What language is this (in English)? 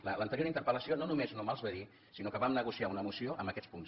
Catalan